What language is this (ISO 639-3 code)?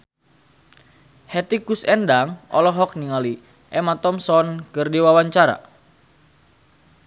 sun